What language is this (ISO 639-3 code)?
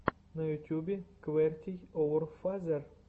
rus